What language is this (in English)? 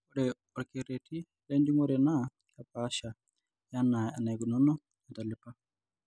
Masai